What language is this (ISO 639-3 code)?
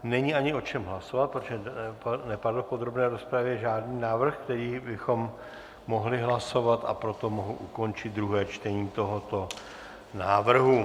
ces